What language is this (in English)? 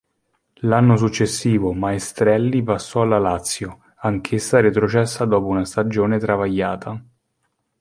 Italian